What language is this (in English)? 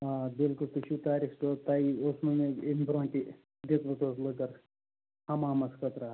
Kashmiri